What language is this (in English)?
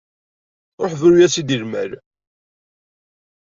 Kabyle